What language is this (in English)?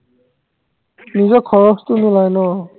Assamese